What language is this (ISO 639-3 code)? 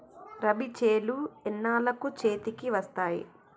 tel